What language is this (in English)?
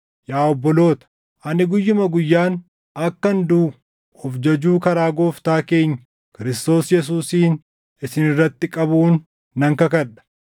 Oromo